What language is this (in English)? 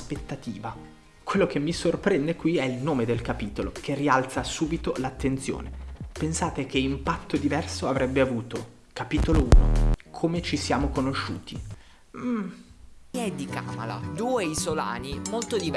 Italian